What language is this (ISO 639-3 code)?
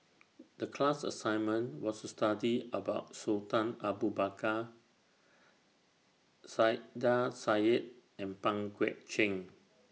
eng